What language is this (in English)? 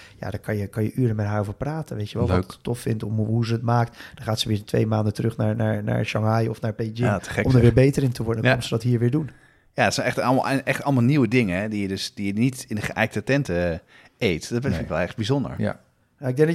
Dutch